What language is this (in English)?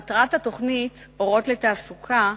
Hebrew